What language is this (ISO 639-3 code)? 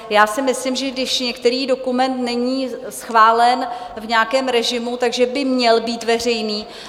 ces